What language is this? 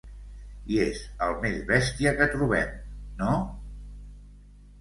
Catalan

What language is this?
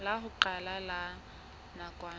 Southern Sotho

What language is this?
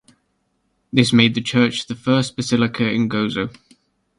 English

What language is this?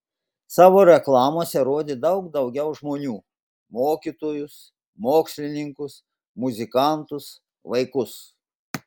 Lithuanian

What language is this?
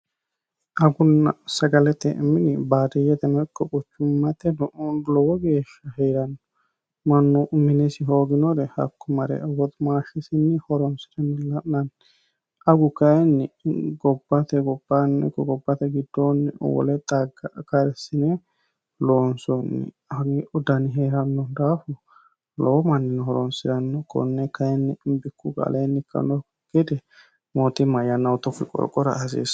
Sidamo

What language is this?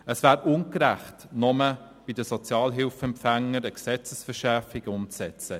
Swiss German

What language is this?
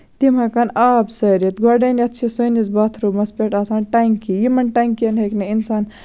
Kashmiri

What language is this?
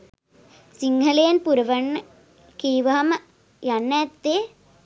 Sinhala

